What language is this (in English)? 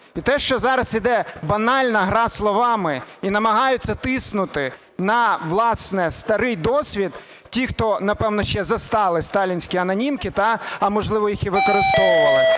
Ukrainian